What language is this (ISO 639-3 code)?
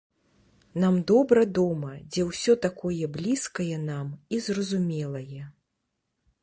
bel